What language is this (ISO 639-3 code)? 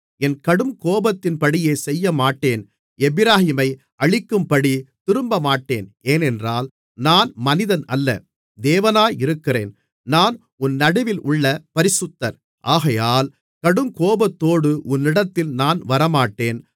tam